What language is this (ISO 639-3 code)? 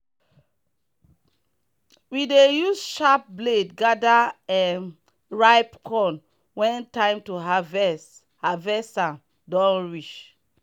pcm